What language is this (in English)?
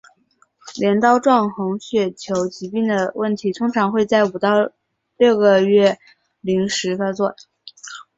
Chinese